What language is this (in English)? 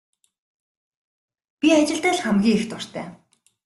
Mongolian